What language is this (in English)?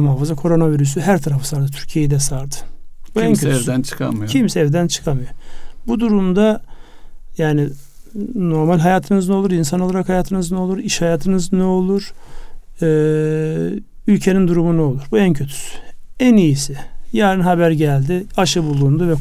Turkish